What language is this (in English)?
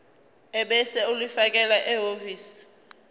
Zulu